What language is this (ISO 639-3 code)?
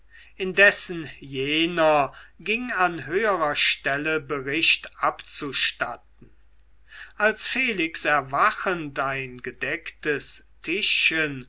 deu